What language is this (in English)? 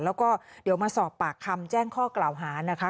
Thai